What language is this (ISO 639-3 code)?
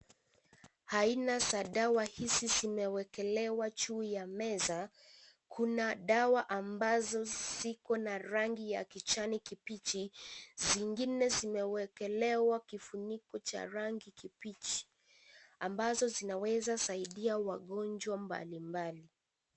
swa